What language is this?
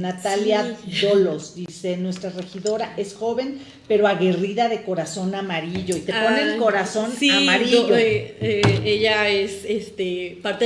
Spanish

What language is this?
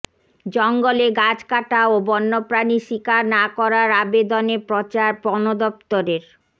Bangla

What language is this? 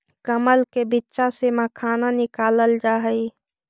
Magahi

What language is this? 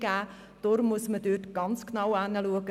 Swiss German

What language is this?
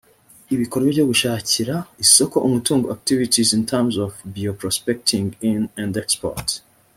Kinyarwanda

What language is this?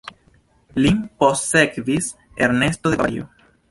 Esperanto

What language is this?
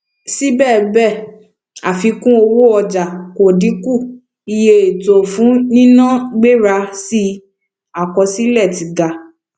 Yoruba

